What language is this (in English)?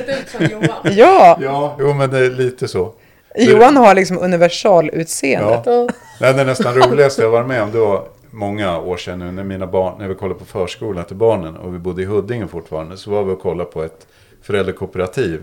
Swedish